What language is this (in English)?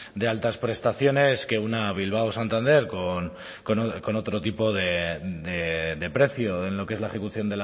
Spanish